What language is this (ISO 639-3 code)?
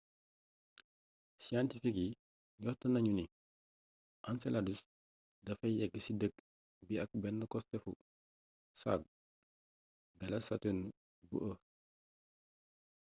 wol